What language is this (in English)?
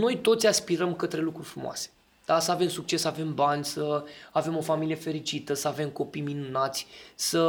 Romanian